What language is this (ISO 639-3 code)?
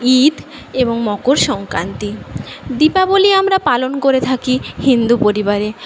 ben